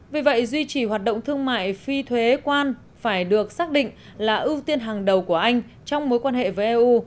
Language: Vietnamese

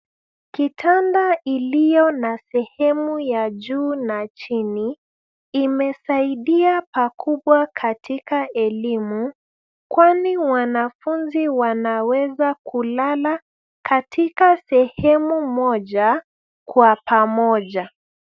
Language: Swahili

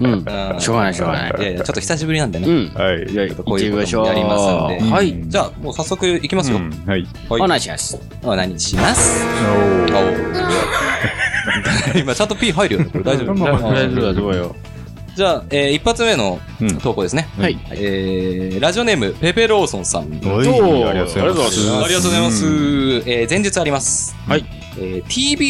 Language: Japanese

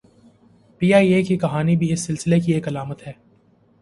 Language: Urdu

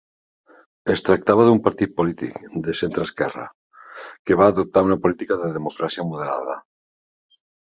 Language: Catalan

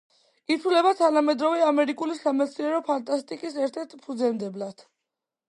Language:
Georgian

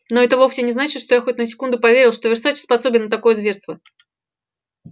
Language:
Russian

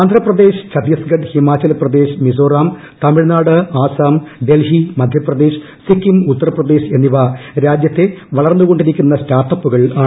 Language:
Malayalam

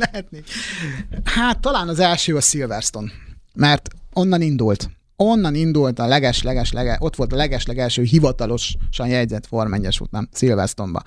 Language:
Hungarian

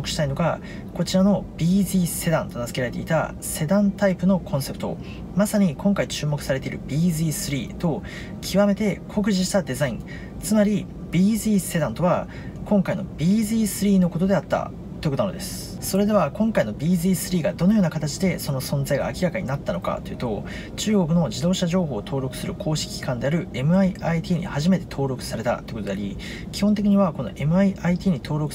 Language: Japanese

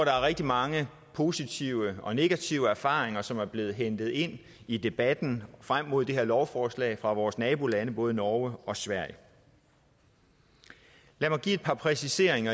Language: Danish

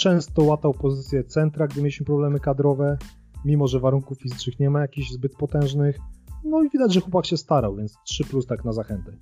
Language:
Polish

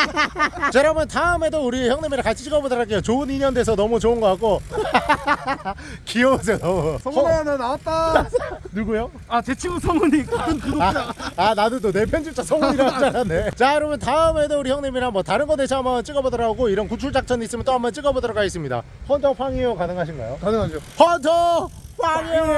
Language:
Korean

